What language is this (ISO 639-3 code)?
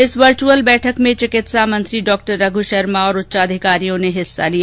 hin